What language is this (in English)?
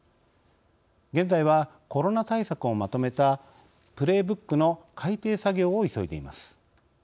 Japanese